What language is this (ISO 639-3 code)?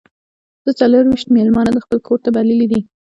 pus